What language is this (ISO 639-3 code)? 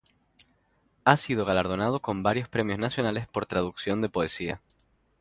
spa